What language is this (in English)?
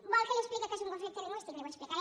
Catalan